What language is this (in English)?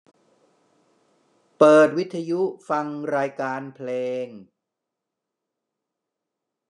Thai